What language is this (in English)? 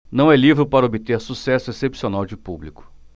Portuguese